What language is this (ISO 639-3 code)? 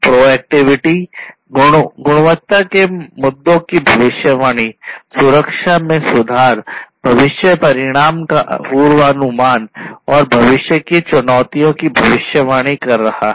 hin